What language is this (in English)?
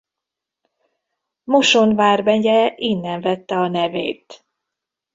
Hungarian